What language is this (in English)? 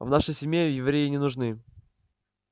Russian